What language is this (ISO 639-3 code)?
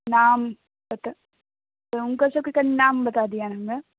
mai